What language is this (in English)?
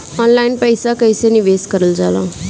Bhojpuri